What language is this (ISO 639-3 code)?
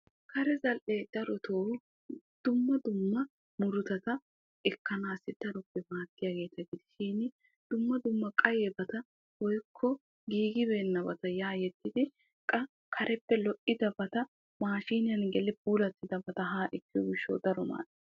wal